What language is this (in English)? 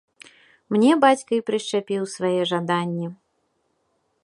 Belarusian